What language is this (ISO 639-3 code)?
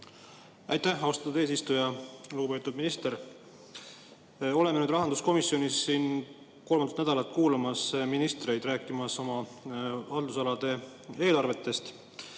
est